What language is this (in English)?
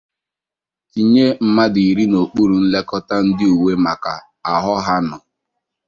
Igbo